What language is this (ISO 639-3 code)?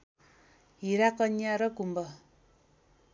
nep